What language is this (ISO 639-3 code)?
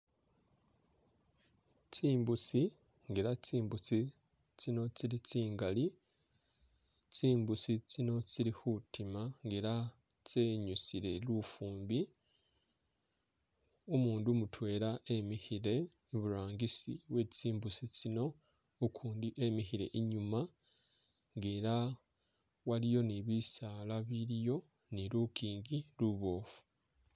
myx